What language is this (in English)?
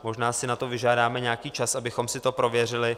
Czech